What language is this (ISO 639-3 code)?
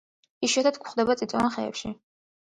kat